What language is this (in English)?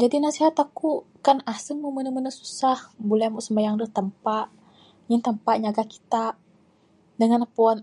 Bukar-Sadung Bidayuh